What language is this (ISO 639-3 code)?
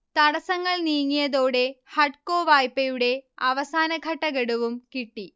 mal